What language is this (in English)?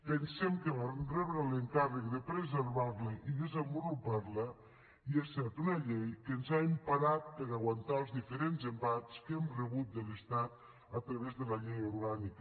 Catalan